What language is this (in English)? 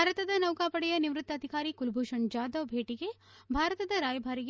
Kannada